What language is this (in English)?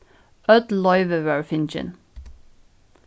Faroese